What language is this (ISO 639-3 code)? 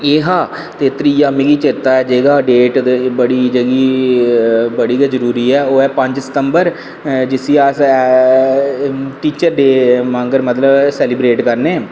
doi